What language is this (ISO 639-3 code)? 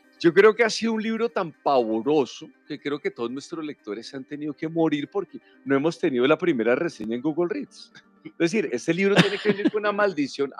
spa